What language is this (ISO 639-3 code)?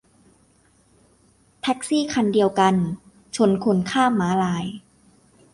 tha